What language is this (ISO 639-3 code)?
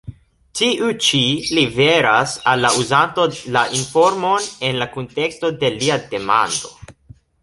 epo